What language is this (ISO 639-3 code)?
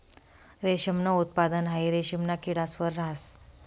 mar